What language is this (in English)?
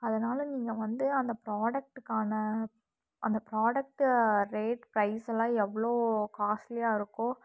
Tamil